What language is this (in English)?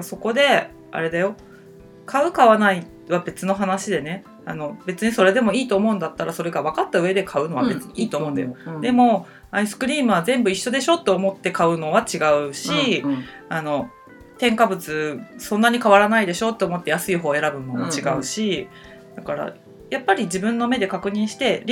Japanese